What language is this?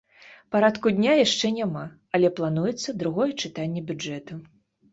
Belarusian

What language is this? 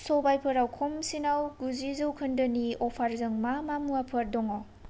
Bodo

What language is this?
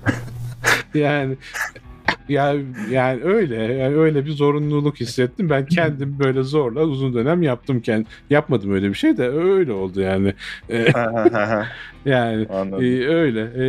Turkish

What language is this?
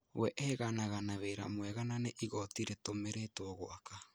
Kikuyu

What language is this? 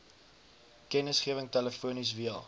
Afrikaans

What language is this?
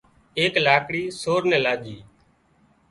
Wadiyara Koli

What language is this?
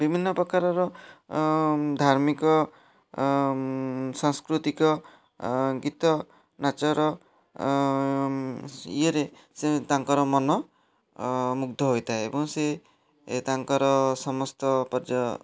Odia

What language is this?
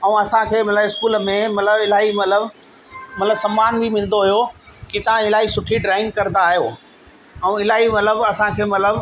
Sindhi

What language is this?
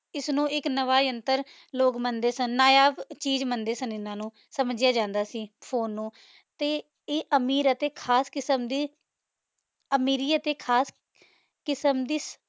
Punjabi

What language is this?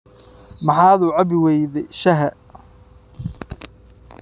Somali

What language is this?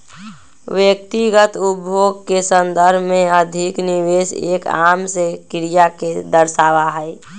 Magahi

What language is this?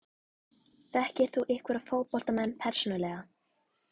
Icelandic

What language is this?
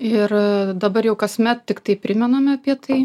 Lithuanian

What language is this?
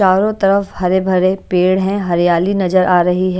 Hindi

